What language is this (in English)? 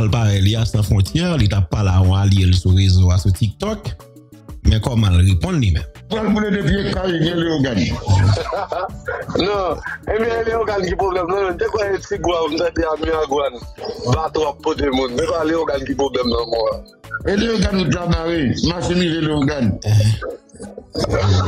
French